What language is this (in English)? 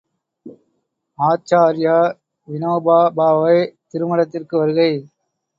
Tamil